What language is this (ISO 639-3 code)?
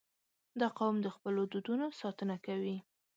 pus